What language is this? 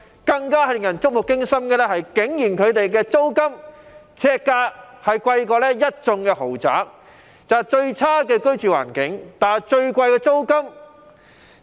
Cantonese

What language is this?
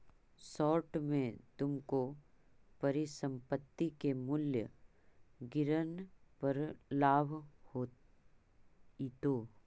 Magahi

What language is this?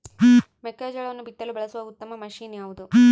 Kannada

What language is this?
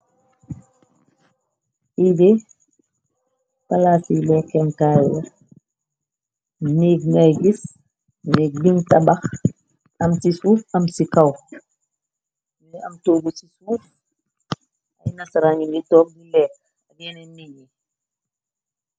Wolof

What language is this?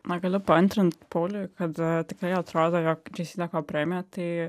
Lithuanian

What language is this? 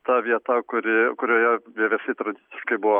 Lithuanian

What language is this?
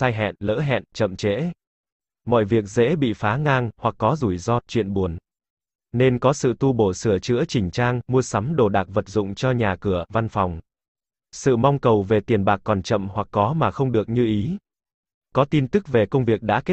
Vietnamese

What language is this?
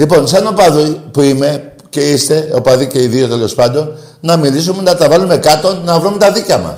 Greek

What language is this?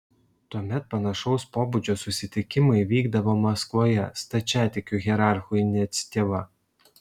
Lithuanian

